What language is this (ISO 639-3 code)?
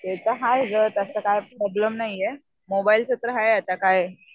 mar